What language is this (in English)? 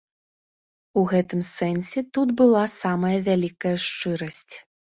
Belarusian